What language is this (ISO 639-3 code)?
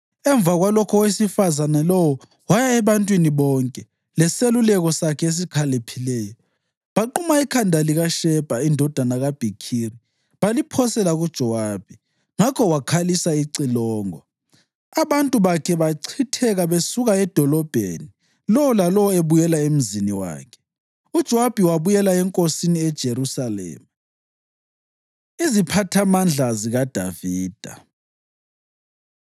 nde